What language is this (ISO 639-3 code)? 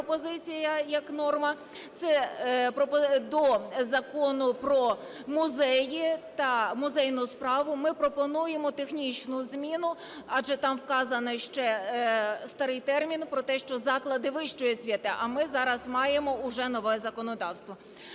ukr